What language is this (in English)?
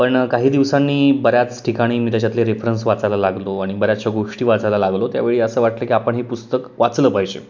Marathi